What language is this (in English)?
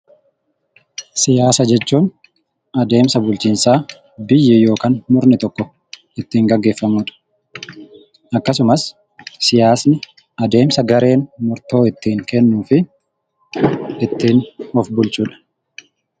Oromo